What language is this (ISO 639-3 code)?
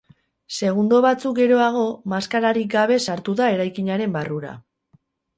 eus